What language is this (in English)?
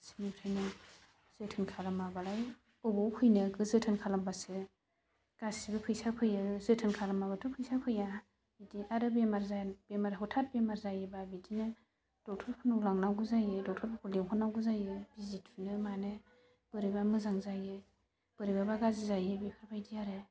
Bodo